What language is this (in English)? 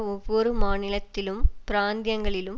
Tamil